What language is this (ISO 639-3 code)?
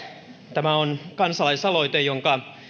fin